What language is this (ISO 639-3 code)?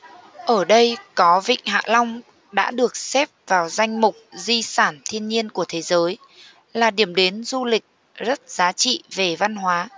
vie